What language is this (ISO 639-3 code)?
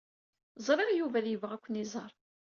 kab